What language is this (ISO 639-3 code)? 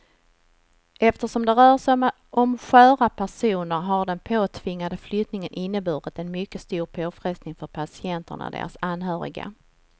swe